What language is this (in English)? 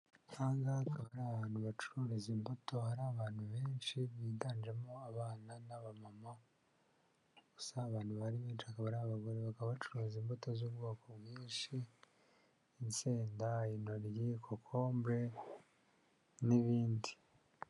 Kinyarwanda